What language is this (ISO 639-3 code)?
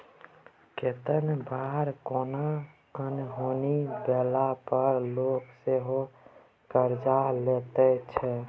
mai